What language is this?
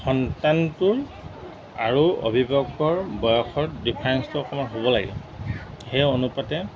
Assamese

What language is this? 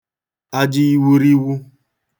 Igbo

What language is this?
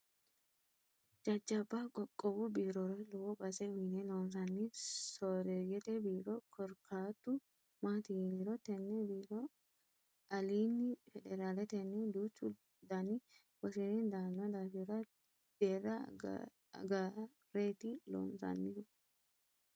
Sidamo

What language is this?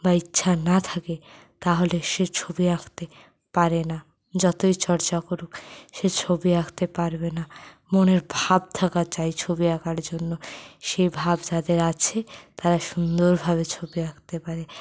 Bangla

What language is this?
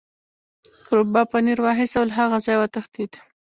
Pashto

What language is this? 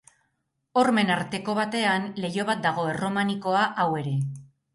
Basque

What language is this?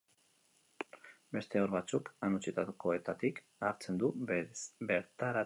Basque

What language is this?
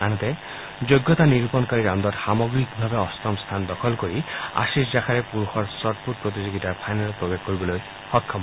Assamese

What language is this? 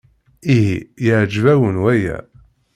Kabyle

